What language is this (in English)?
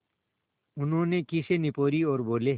Hindi